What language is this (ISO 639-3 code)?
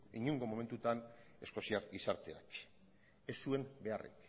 eus